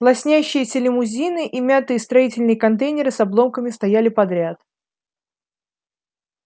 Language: Russian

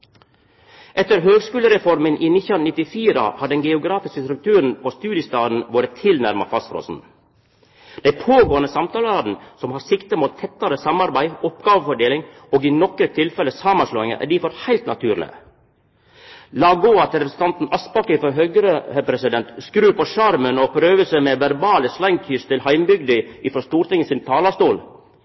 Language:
Norwegian Nynorsk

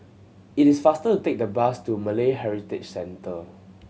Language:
English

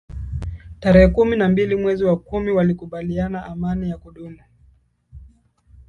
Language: Swahili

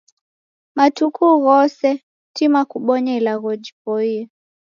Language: Taita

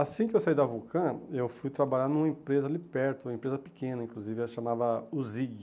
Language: Portuguese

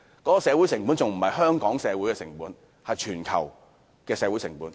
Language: Cantonese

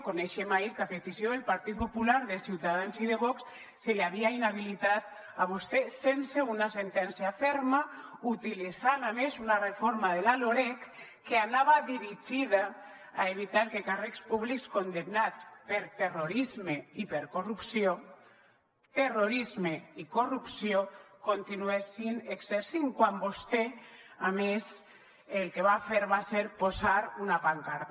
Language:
Catalan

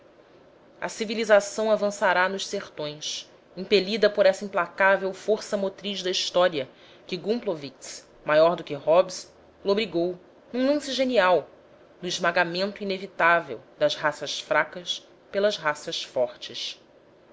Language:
Portuguese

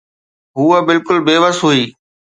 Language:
Sindhi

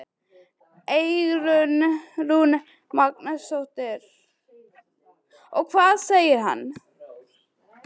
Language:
Icelandic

